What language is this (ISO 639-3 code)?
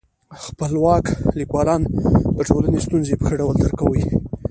pus